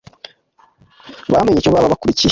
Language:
Kinyarwanda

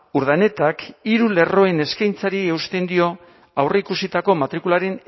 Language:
Basque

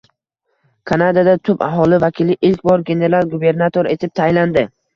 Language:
Uzbek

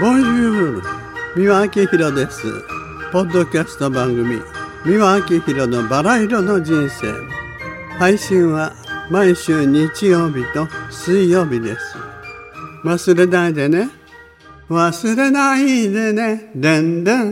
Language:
Japanese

